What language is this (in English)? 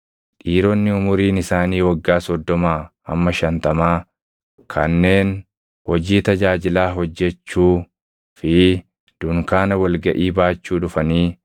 Oromo